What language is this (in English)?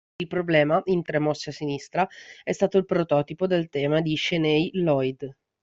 Italian